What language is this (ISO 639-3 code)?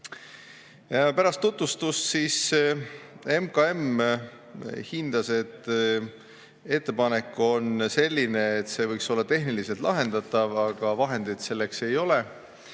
est